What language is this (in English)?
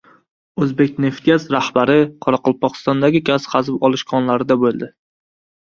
Uzbek